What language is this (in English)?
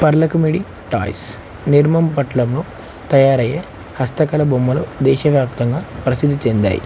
Telugu